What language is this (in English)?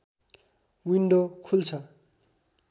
Nepali